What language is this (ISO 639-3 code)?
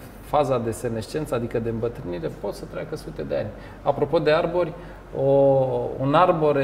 ron